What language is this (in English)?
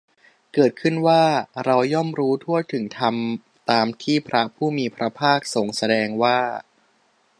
Thai